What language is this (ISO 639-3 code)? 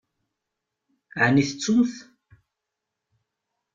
kab